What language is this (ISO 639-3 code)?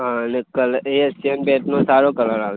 guj